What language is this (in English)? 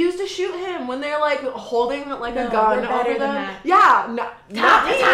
English